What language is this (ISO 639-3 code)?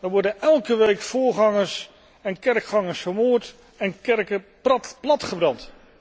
nld